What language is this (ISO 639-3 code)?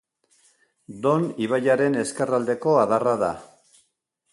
eus